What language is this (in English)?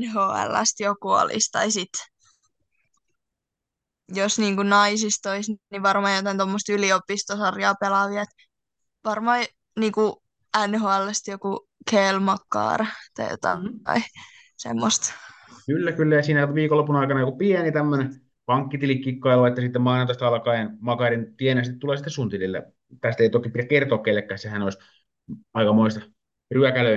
Finnish